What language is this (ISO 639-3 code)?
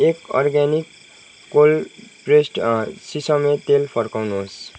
nep